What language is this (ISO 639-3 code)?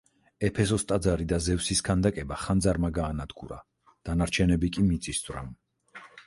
kat